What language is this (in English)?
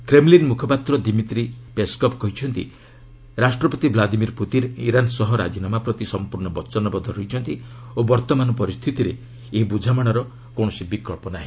Odia